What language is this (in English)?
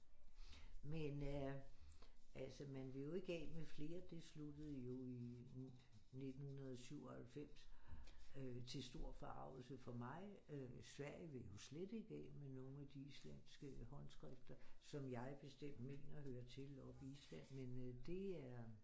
Danish